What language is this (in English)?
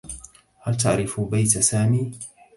Arabic